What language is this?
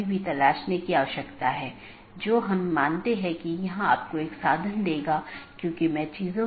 Hindi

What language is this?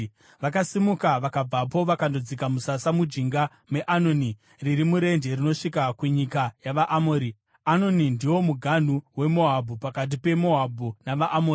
Shona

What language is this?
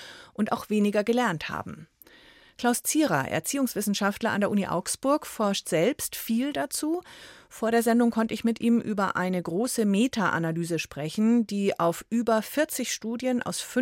German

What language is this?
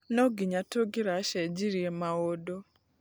Kikuyu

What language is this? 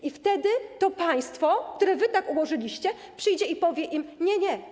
Polish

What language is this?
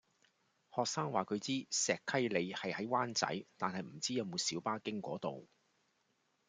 Cantonese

